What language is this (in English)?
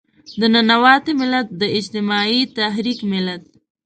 Pashto